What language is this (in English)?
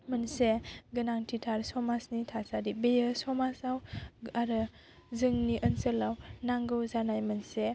Bodo